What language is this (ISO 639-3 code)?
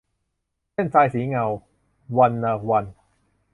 tha